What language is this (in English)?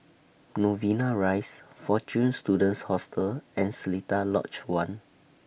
English